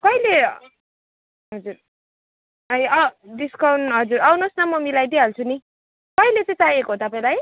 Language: Nepali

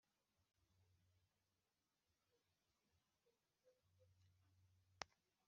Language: Kinyarwanda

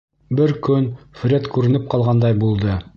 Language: Bashkir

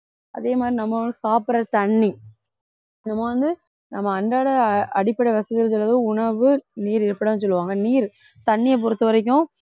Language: Tamil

